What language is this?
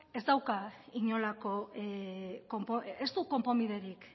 Basque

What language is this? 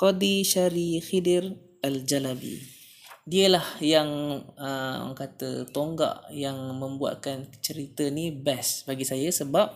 Malay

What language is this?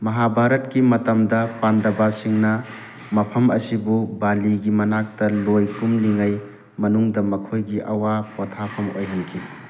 Manipuri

